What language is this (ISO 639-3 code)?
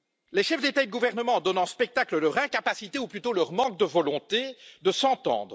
fra